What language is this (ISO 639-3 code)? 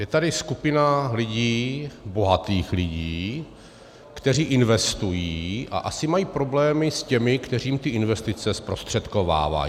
ces